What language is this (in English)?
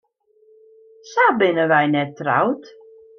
Western Frisian